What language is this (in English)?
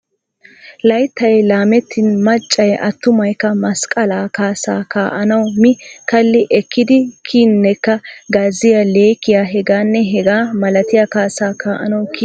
Wolaytta